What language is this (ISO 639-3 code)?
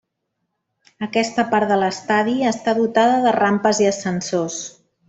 cat